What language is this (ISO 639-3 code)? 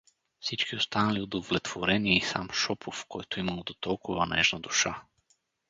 bul